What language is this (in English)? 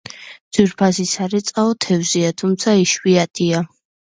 Georgian